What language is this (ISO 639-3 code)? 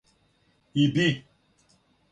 srp